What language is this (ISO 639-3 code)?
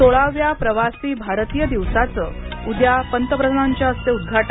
mar